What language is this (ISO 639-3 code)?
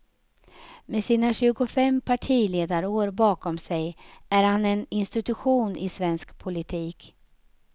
swe